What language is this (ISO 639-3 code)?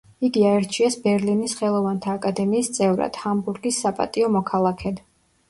kat